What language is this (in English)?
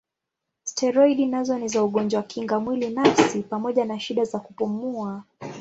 Swahili